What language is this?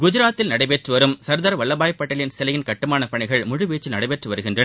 Tamil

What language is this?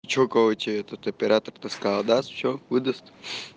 Russian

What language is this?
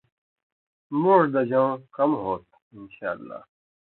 Indus Kohistani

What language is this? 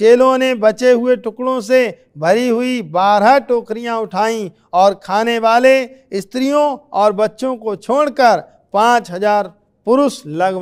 Hindi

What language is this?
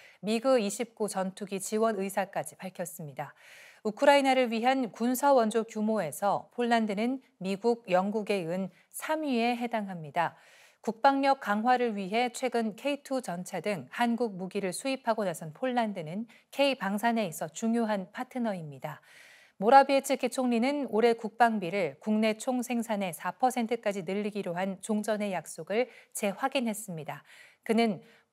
Korean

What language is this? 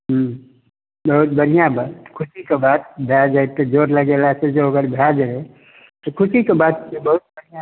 Maithili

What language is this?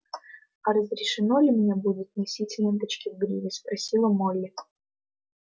Russian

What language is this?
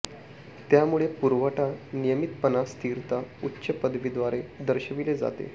Marathi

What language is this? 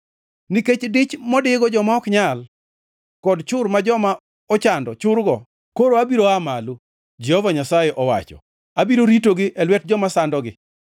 Luo (Kenya and Tanzania)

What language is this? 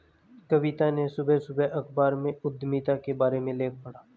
Hindi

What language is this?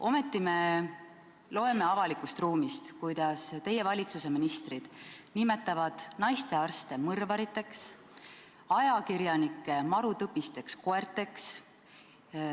Estonian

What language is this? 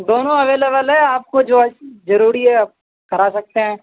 Urdu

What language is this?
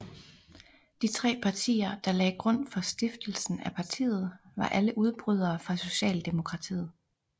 Danish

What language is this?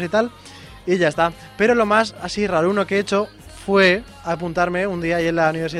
Spanish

